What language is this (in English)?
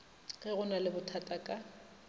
Northern Sotho